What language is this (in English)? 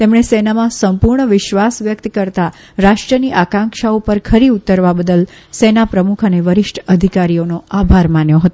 Gujarati